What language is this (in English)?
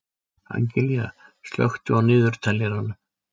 Icelandic